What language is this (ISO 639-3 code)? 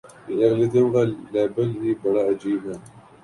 urd